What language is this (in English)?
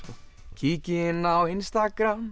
Icelandic